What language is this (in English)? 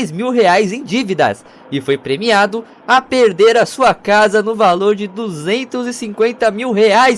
Portuguese